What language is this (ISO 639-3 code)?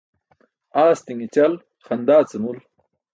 bsk